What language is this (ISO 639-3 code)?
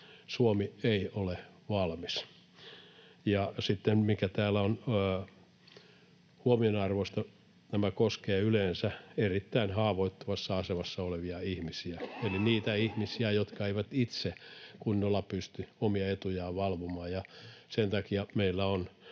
fin